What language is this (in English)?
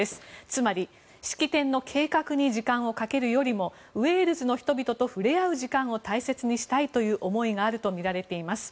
Japanese